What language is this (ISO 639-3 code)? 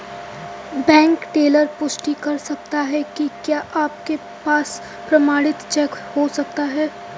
hin